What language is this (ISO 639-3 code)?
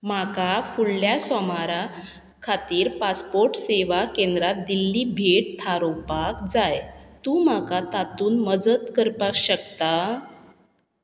kok